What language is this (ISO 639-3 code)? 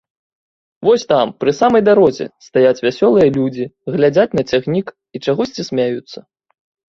bel